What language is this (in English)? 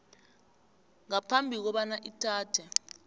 South Ndebele